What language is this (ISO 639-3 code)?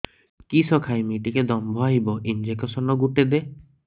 ori